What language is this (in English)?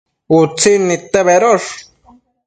Matsés